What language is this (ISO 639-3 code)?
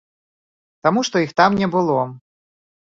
bel